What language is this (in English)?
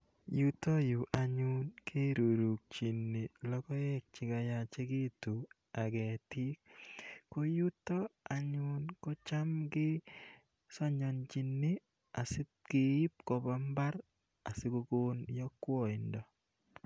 Kalenjin